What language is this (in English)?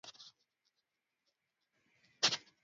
Swahili